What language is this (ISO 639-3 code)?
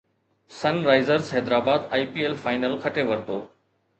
snd